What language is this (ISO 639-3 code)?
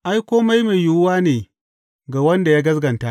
hau